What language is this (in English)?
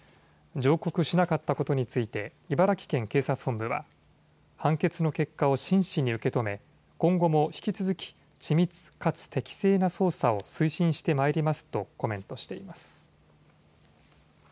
Japanese